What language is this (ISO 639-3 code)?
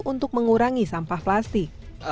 ind